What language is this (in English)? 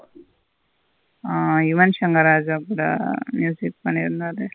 Tamil